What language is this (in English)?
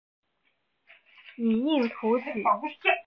Chinese